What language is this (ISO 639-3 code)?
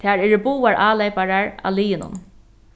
fao